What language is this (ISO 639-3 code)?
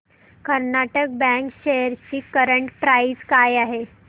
mar